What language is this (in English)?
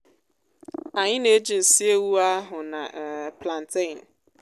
Igbo